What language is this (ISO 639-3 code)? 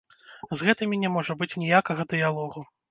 bel